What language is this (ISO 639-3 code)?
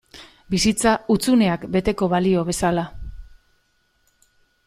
eus